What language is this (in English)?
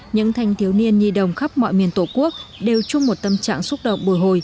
Vietnamese